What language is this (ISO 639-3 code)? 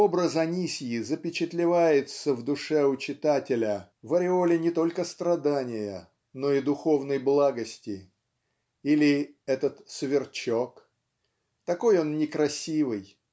rus